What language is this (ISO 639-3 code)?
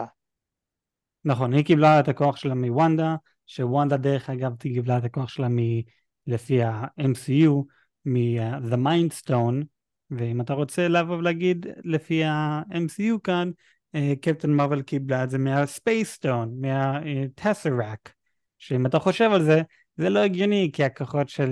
heb